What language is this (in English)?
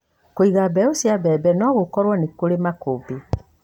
Kikuyu